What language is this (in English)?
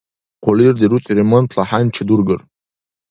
Dargwa